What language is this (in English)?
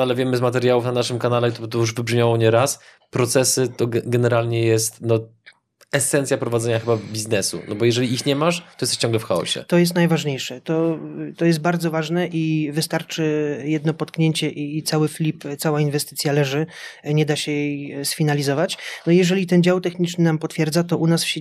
Polish